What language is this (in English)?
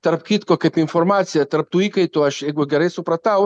Lithuanian